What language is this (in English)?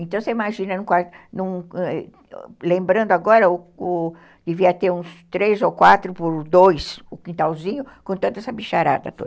Portuguese